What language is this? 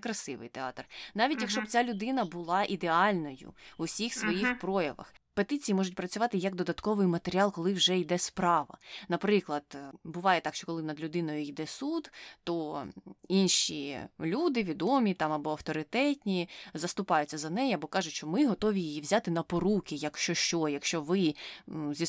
Ukrainian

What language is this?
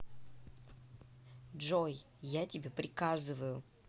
Russian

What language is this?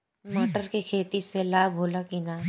Bhojpuri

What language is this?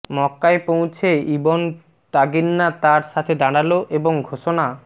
Bangla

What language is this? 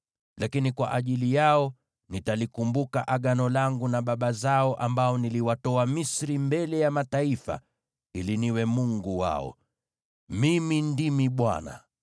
Swahili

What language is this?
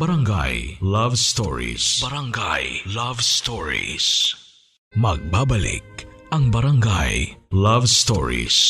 Filipino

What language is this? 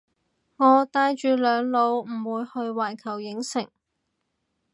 Cantonese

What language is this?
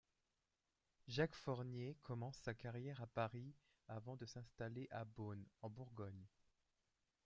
French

